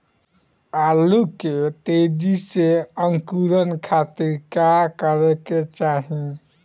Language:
Bhojpuri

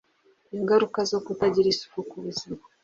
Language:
Kinyarwanda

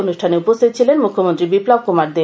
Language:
Bangla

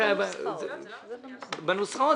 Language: Hebrew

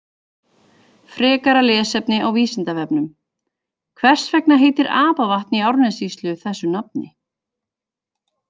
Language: Icelandic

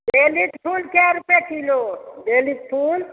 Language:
Maithili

